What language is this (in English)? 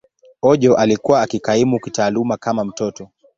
Swahili